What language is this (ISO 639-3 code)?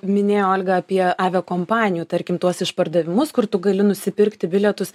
lit